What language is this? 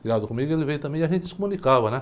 Portuguese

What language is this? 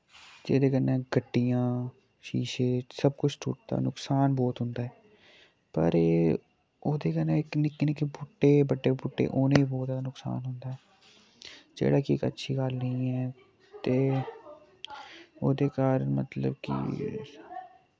Dogri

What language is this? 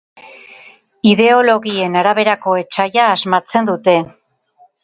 Basque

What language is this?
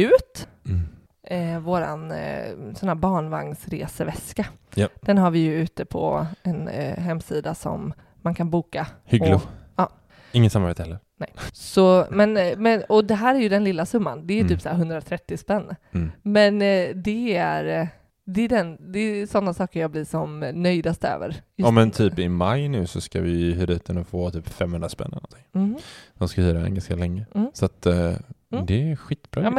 Swedish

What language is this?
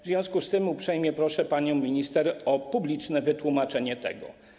Polish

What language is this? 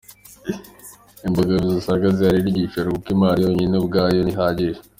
Kinyarwanda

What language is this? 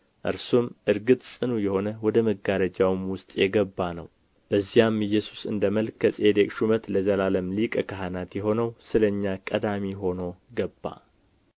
Amharic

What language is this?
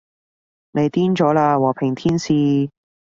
Cantonese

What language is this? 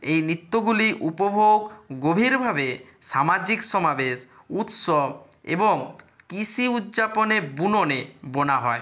Bangla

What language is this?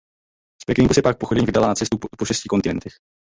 Czech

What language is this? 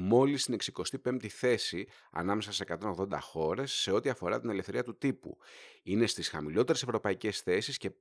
Greek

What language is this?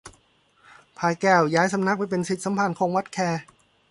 Thai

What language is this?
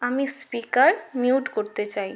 Bangla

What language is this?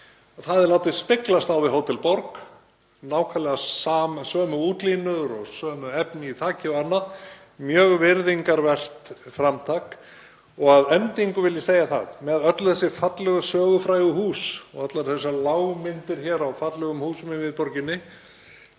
Icelandic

